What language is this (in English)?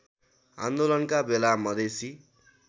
Nepali